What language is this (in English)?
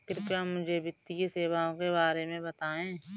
Hindi